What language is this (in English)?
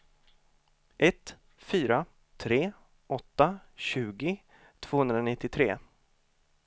Swedish